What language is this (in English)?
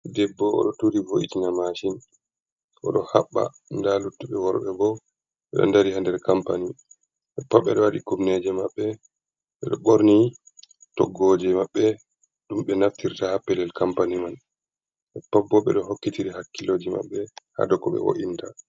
Fula